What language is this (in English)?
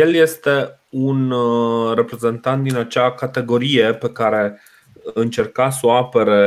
Romanian